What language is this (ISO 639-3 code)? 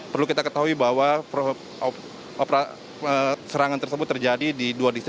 ind